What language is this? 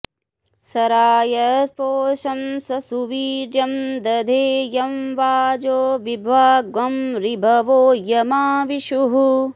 Sanskrit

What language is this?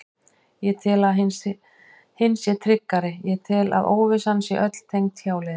Icelandic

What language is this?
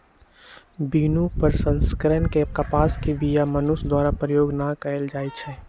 Magahi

